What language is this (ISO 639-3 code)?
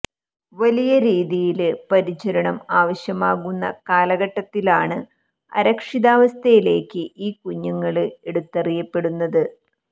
mal